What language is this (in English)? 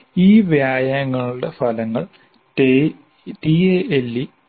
Malayalam